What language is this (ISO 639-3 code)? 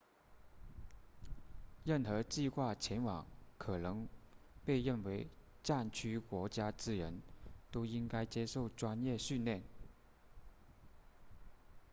zho